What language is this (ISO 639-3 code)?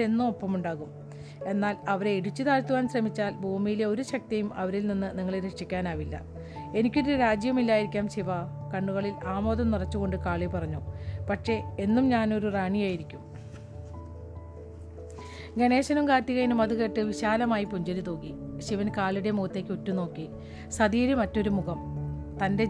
mal